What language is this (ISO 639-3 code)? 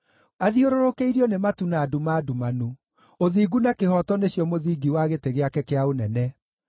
kik